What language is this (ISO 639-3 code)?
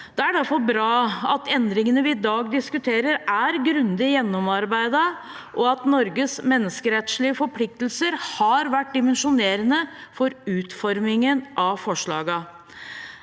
nor